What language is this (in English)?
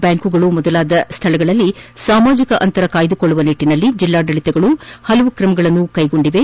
Kannada